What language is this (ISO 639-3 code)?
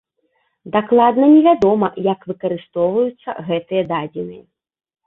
bel